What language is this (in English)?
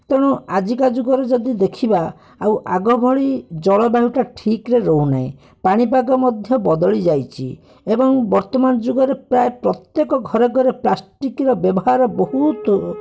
Odia